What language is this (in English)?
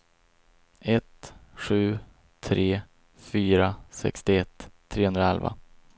Swedish